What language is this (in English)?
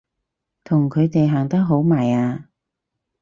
Cantonese